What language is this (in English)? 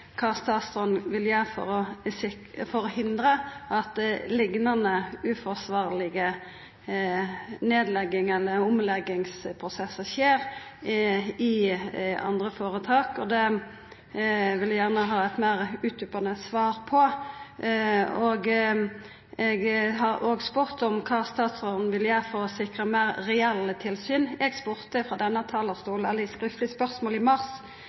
Norwegian Nynorsk